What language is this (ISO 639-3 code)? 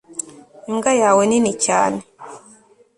kin